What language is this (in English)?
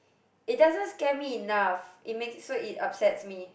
English